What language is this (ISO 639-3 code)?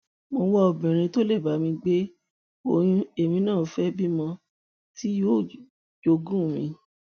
yor